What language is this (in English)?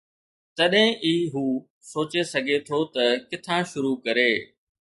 Sindhi